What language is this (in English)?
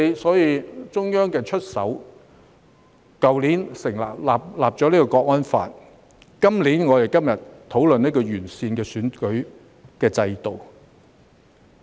Cantonese